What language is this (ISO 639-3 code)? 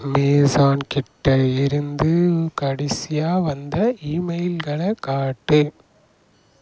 tam